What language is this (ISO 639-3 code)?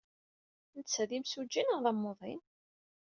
kab